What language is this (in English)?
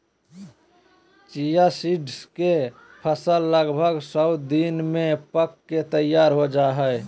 Magahi